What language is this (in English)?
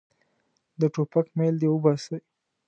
Pashto